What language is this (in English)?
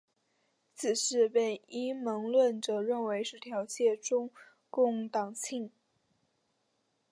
Chinese